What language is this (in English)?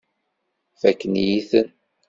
Kabyle